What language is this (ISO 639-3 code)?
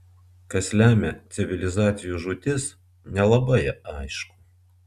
lit